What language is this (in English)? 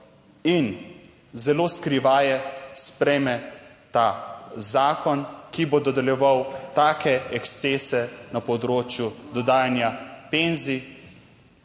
Slovenian